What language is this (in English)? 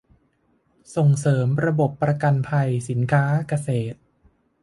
Thai